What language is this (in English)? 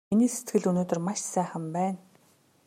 Mongolian